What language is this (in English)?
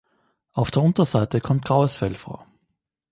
German